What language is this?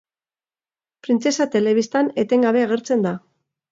Basque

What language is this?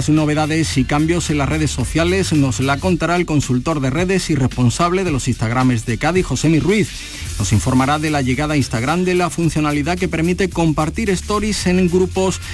Spanish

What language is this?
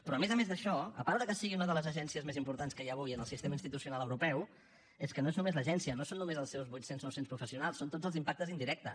Catalan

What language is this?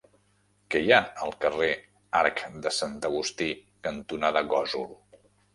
Catalan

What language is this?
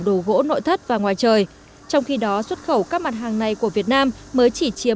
Vietnamese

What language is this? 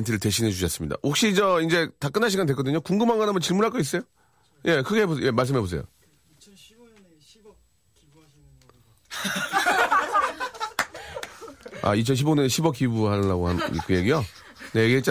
Korean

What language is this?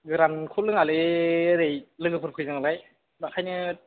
Bodo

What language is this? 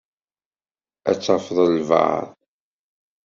Kabyle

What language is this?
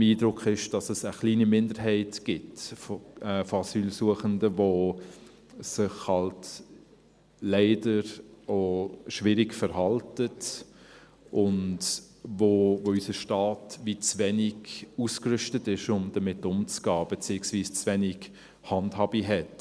Swiss German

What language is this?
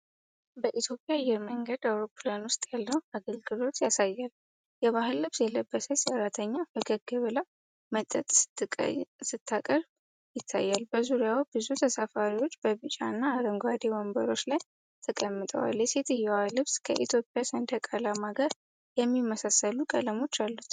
Amharic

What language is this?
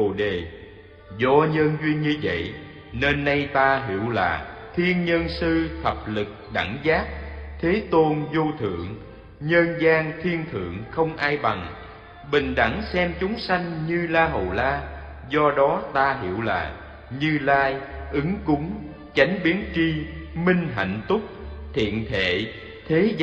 Vietnamese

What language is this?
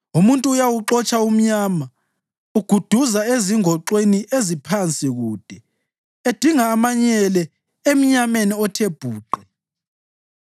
North Ndebele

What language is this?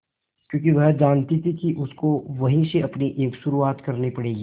Hindi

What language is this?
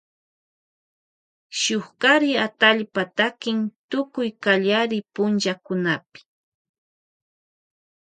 Loja Highland Quichua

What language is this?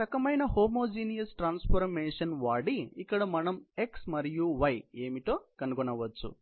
Telugu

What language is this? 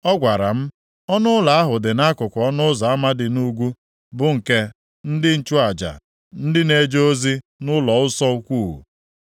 Igbo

